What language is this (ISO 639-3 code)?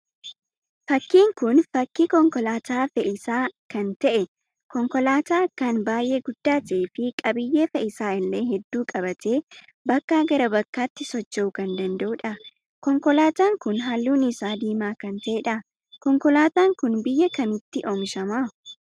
orm